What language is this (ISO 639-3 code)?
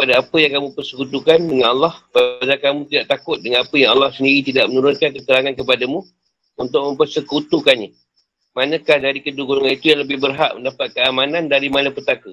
msa